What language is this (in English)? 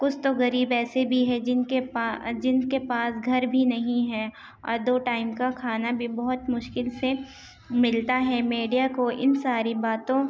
Urdu